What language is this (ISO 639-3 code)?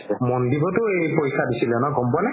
asm